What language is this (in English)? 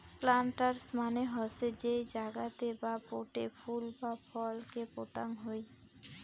Bangla